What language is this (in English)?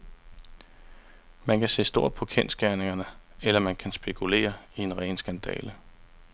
Danish